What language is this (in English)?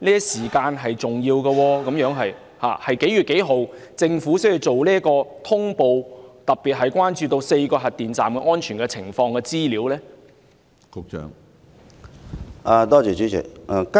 Cantonese